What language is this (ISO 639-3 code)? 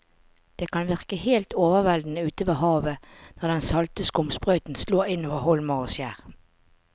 nor